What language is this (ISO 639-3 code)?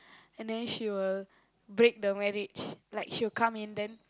eng